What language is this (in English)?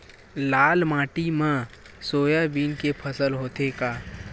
Chhattisgarhi